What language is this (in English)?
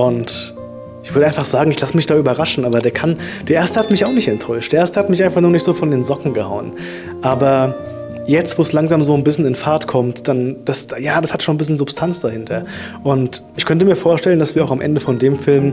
German